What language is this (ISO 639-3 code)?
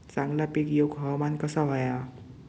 mar